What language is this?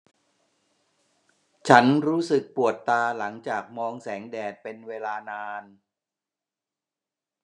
Thai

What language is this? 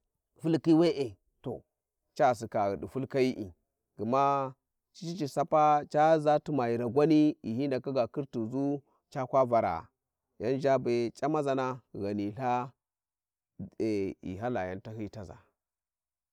Warji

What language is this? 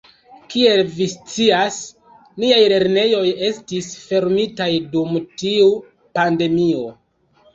Esperanto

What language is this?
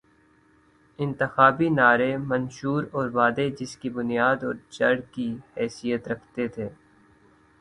Urdu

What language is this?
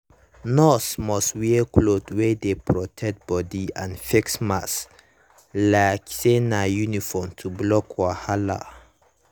Nigerian Pidgin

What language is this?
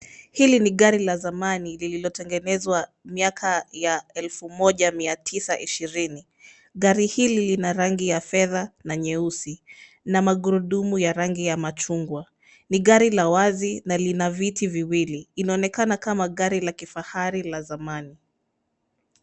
Swahili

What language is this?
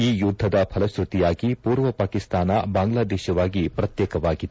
Kannada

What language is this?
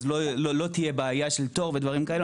Hebrew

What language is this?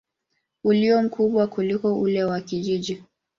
Swahili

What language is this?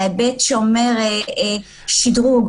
Hebrew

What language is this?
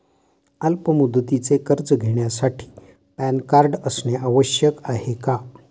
Marathi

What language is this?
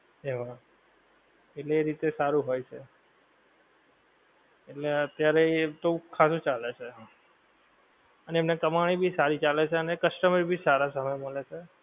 Gujarati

